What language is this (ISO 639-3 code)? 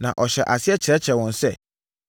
aka